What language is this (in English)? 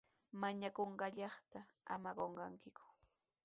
Sihuas Ancash Quechua